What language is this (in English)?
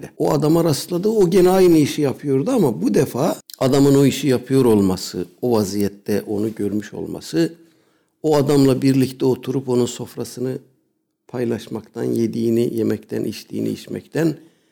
Turkish